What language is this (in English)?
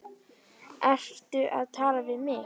Icelandic